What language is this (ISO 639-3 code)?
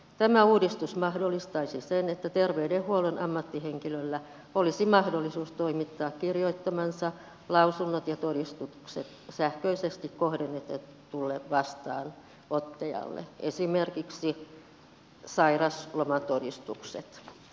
fin